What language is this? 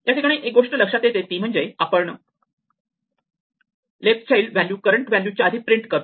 Marathi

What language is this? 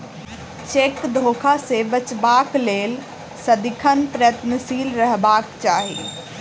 Maithili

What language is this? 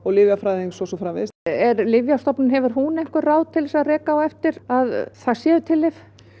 Icelandic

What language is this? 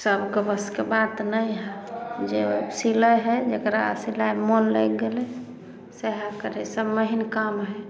Maithili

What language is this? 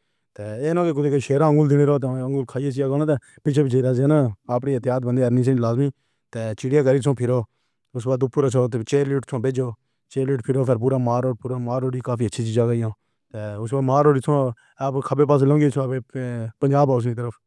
Pahari-Potwari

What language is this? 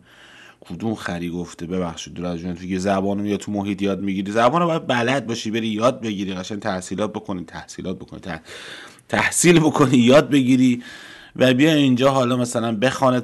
Persian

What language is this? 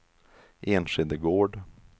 Swedish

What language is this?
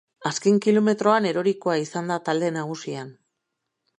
Basque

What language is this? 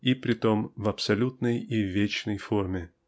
Russian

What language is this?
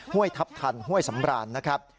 Thai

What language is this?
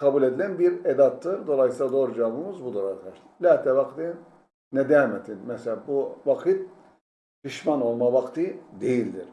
Turkish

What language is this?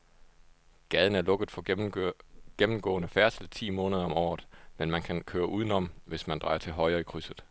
Danish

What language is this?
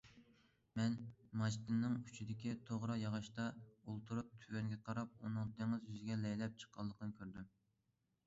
Uyghur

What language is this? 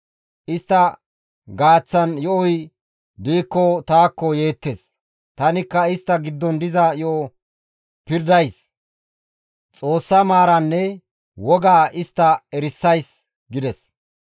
Gamo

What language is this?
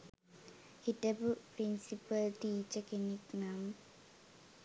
Sinhala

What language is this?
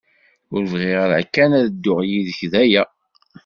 Kabyle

